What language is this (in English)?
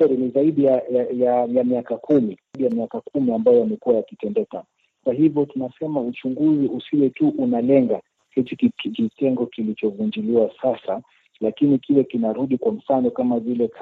Swahili